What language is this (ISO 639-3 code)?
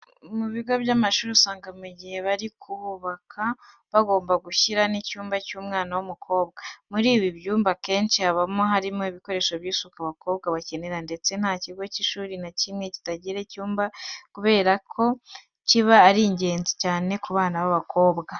kin